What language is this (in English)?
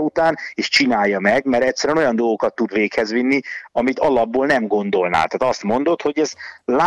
Hungarian